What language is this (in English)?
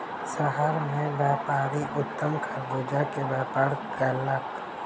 Maithili